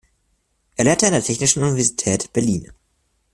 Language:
German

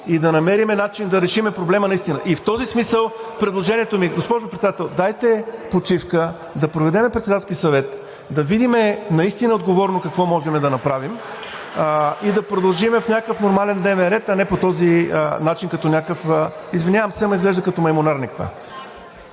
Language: Bulgarian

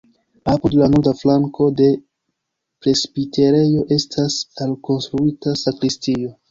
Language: Esperanto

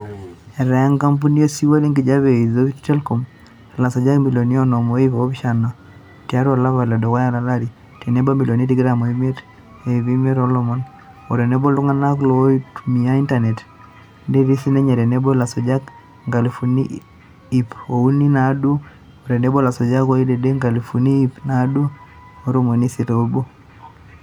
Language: Masai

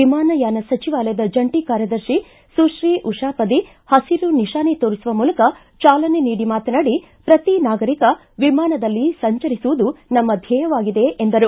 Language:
Kannada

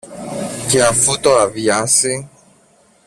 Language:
Greek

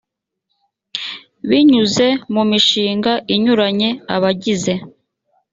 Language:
Kinyarwanda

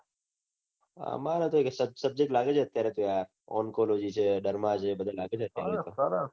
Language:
Gujarati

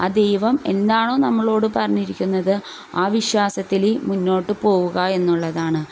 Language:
Malayalam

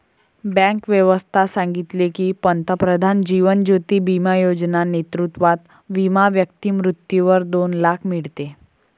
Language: Marathi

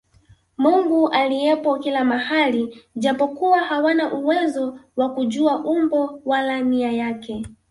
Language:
Swahili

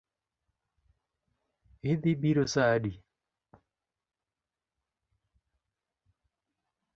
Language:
Luo (Kenya and Tanzania)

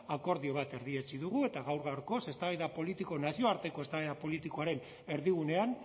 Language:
Basque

